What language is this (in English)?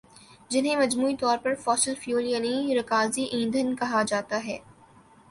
Urdu